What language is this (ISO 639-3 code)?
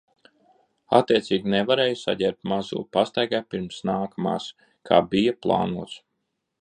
lav